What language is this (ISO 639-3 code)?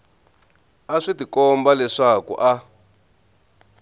tso